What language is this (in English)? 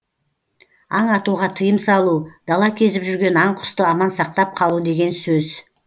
Kazakh